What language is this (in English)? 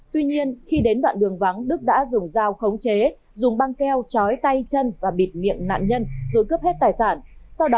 Vietnamese